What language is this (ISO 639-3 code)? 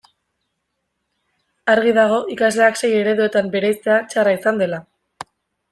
eus